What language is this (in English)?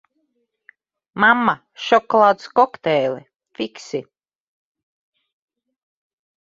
Latvian